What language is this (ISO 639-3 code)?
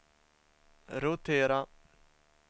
swe